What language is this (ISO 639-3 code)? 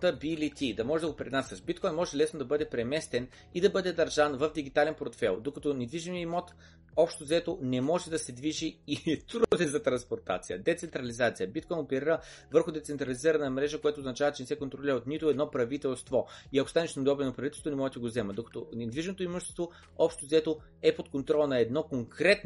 bul